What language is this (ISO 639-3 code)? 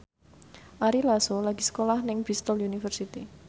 jav